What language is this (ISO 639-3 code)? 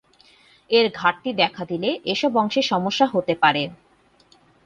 ben